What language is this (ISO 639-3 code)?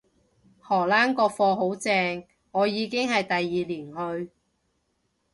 yue